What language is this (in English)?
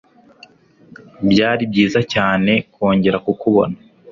Kinyarwanda